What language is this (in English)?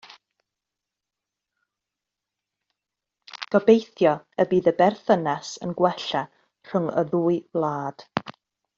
Welsh